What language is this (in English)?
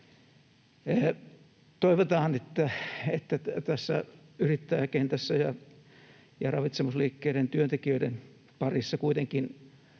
Finnish